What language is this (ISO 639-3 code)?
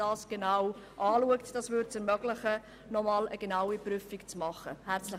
gsw